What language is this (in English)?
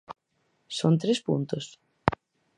Galician